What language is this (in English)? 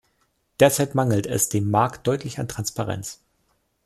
German